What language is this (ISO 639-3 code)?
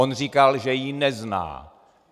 ces